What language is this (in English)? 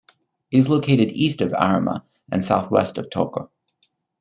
English